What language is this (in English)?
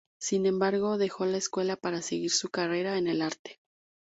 Spanish